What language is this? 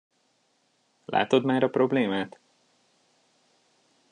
Hungarian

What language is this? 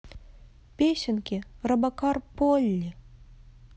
Russian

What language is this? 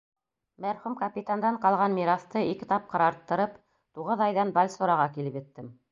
Bashkir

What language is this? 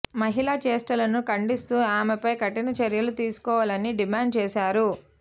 Telugu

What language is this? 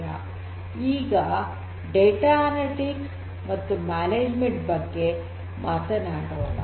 Kannada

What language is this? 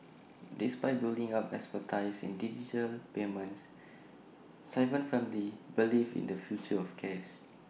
English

